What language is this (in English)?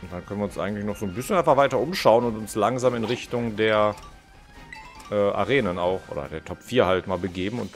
German